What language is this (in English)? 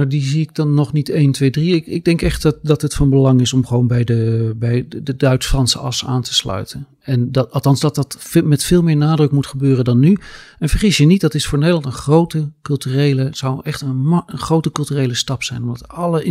Dutch